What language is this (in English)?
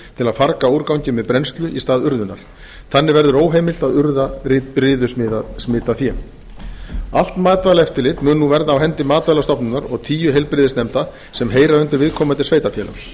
Icelandic